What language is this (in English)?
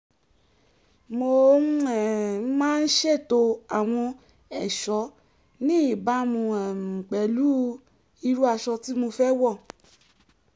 Yoruba